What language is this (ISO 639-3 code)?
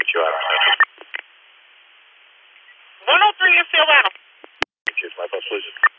eng